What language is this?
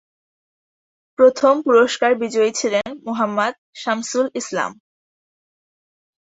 Bangla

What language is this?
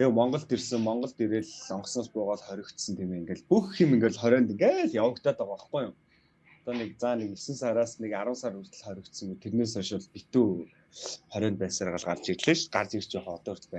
Turkish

